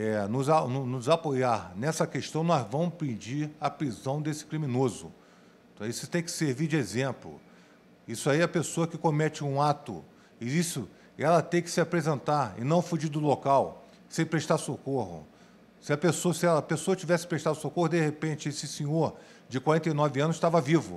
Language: Portuguese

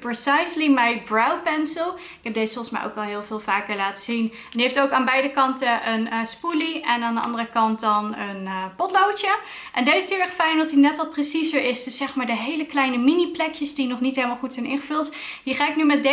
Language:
Dutch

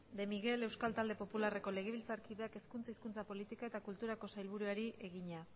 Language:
Basque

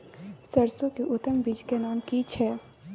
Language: Maithili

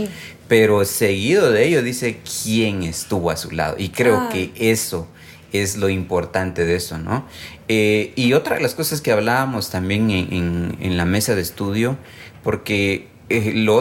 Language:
Spanish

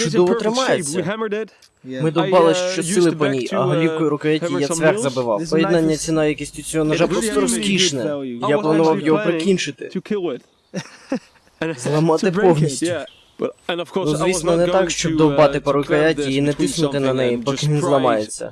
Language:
Ukrainian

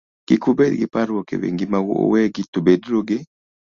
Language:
Luo (Kenya and Tanzania)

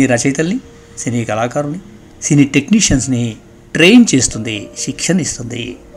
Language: Telugu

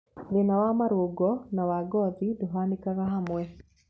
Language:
Kikuyu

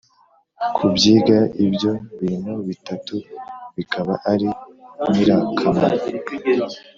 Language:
Kinyarwanda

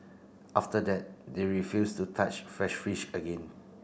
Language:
English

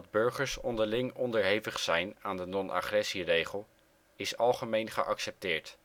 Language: Dutch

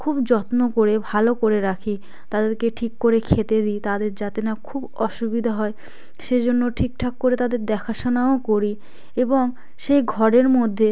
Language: Bangla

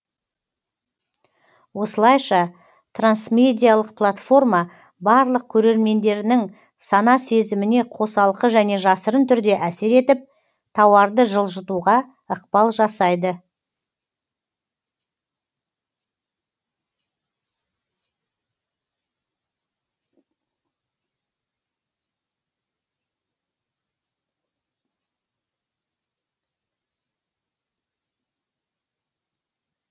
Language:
Kazakh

